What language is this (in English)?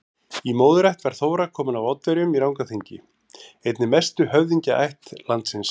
Icelandic